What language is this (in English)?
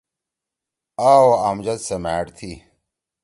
Torwali